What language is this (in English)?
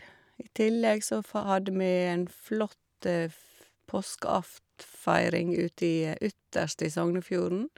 Norwegian